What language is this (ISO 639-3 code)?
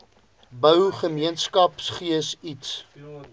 afr